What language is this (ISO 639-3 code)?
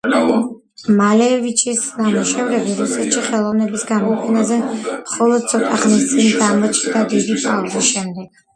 kat